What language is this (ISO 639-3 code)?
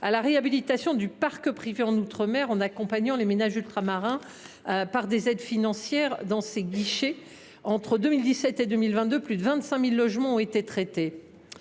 fra